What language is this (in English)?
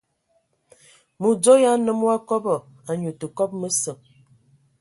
Ewondo